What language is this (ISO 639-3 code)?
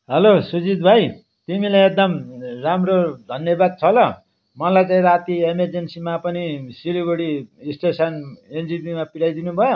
nep